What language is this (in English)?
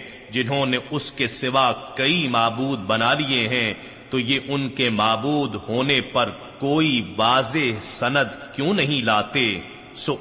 Urdu